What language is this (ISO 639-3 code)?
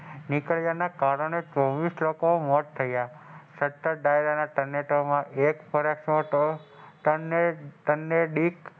guj